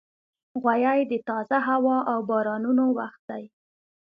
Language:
Pashto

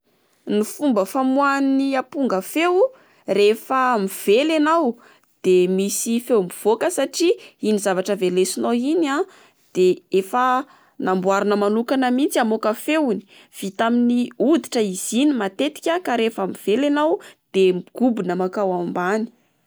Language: Malagasy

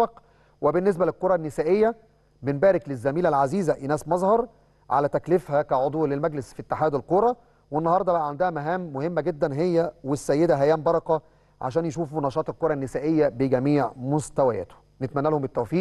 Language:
Arabic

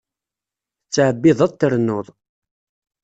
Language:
Kabyle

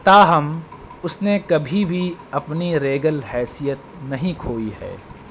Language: Urdu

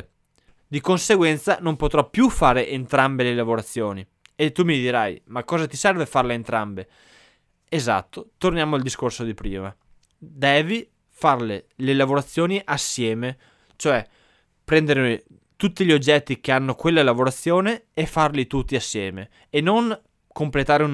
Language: Italian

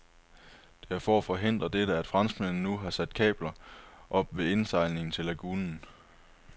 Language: Danish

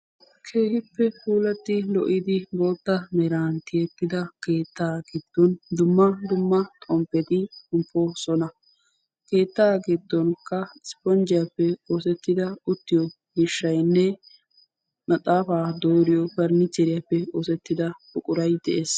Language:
Wolaytta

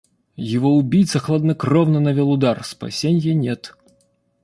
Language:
Russian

